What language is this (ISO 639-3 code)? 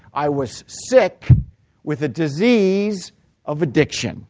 eng